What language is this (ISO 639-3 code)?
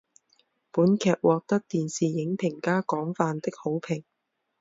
zho